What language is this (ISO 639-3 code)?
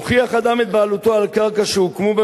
heb